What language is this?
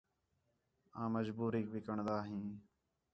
Khetrani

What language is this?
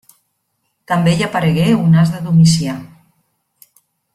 Catalan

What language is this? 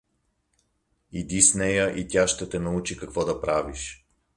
Bulgarian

